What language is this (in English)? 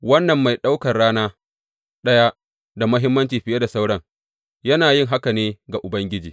Hausa